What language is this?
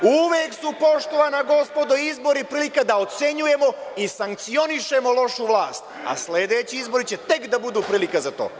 Serbian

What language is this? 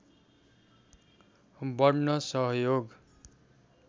Nepali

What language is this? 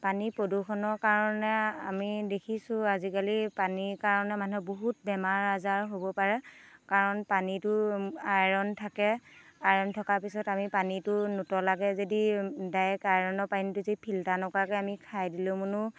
Assamese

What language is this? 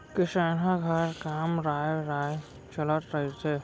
Chhattisgarhi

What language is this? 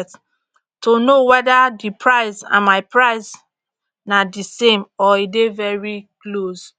Nigerian Pidgin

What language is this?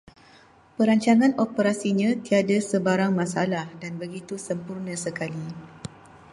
Malay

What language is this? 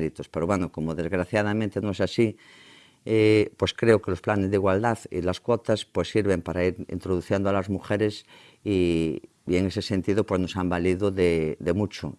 Spanish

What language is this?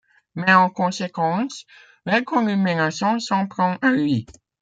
French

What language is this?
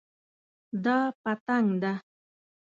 Pashto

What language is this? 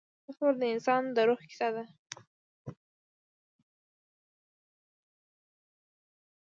Pashto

